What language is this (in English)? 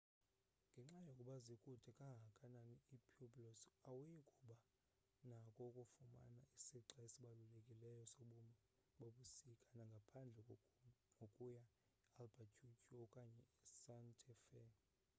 Xhosa